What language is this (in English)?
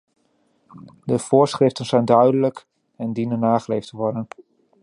Dutch